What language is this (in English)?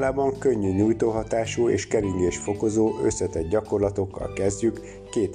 Hungarian